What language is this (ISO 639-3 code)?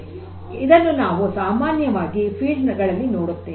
kan